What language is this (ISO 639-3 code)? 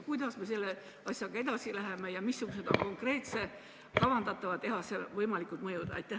est